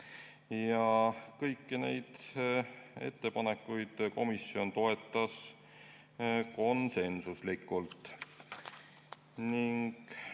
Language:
Estonian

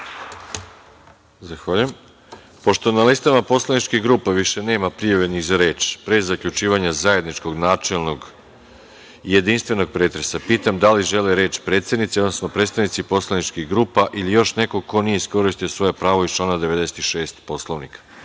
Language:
Serbian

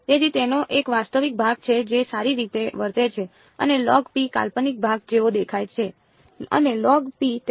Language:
Gujarati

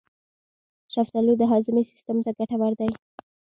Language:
Pashto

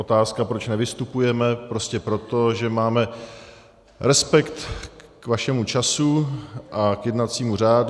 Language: Czech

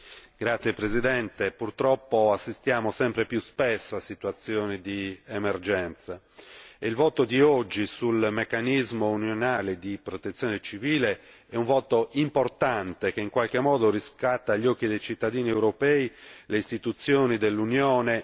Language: Italian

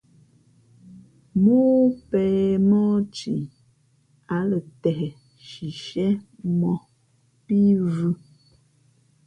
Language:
Fe'fe'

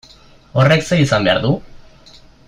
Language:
Basque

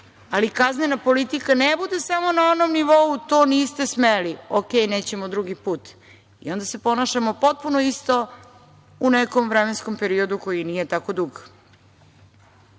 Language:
Serbian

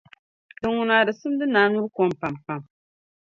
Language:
Dagbani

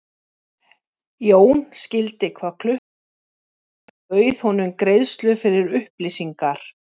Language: Icelandic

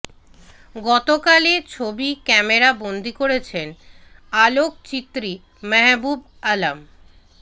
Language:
Bangla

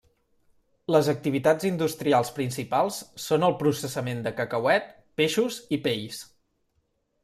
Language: Catalan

